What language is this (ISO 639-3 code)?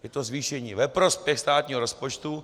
ces